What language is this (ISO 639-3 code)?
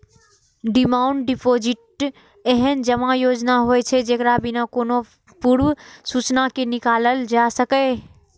mai